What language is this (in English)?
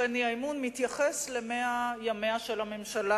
Hebrew